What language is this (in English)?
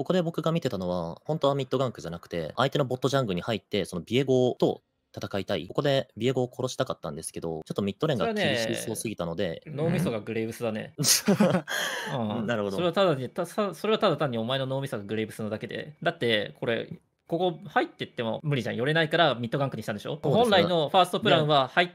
Japanese